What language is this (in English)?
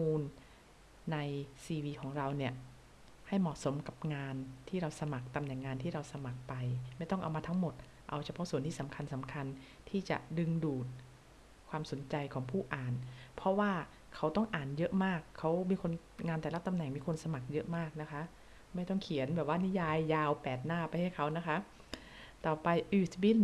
Thai